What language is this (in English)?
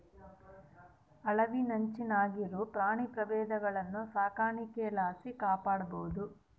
Kannada